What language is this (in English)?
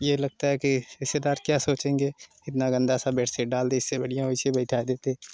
Hindi